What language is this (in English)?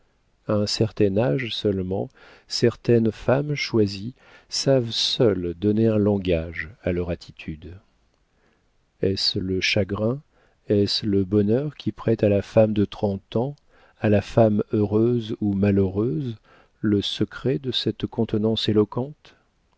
French